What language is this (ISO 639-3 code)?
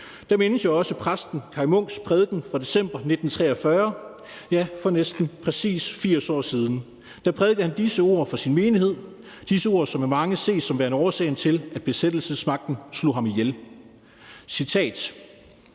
dan